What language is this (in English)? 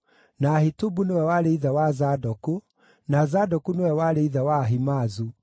Kikuyu